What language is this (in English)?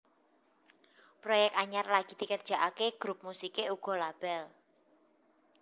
Javanese